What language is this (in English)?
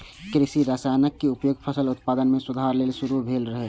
Maithili